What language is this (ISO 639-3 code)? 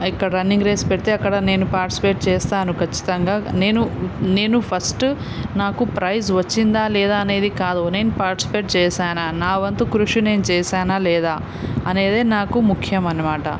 tel